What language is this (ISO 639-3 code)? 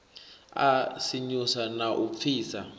ven